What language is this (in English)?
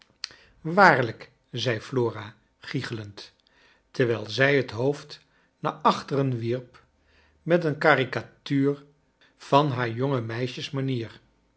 Dutch